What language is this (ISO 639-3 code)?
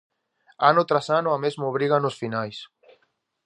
glg